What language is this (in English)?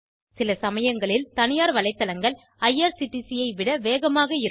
Tamil